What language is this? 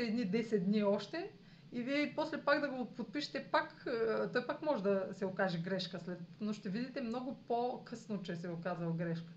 Bulgarian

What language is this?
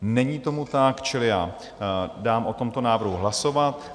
Czech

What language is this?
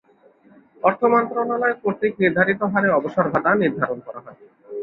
Bangla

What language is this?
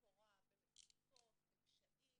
Hebrew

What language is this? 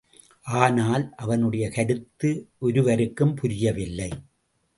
Tamil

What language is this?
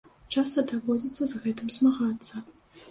Belarusian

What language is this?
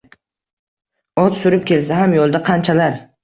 Uzbek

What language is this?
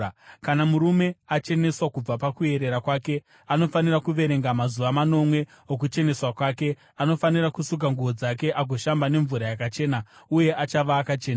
Shona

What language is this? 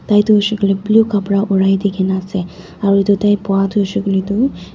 Naga Pidgin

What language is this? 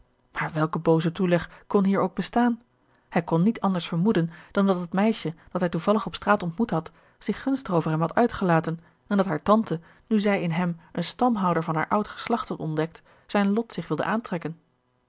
Dutch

